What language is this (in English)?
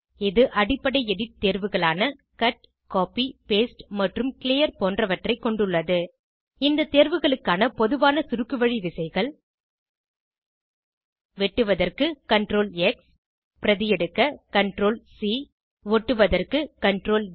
Tamil